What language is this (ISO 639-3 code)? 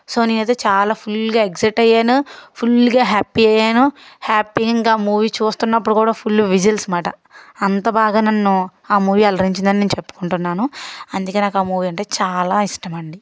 tel